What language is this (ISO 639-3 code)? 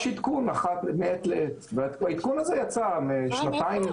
heb